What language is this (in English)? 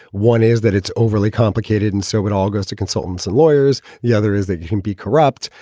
English